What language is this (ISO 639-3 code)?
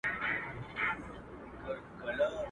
pus